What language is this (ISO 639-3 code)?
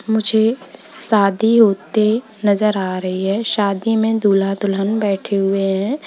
hin